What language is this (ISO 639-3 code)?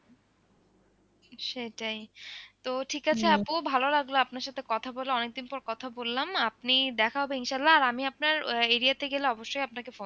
ben